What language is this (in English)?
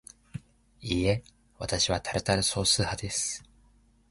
Japanese